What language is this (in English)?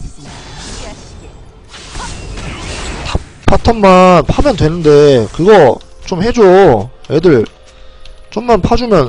Korean